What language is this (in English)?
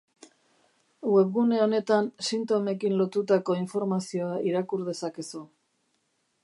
Basque